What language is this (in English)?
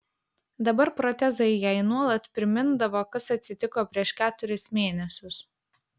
Lithuanian